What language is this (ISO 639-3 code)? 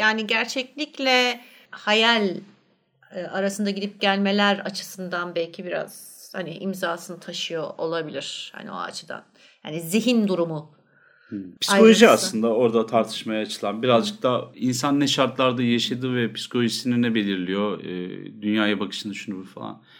tur